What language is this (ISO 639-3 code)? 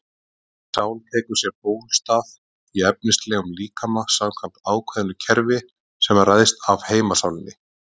isl